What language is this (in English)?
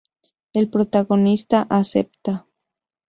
Spanish